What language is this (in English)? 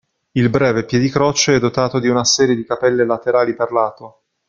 Italian